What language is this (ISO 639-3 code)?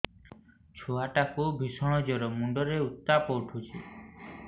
ori